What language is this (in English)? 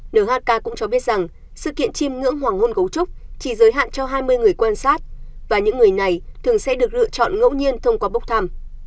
Vietnamese